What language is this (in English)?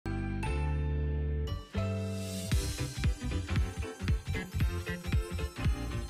Korean